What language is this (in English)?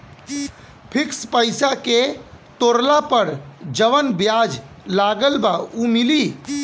Bhojpuri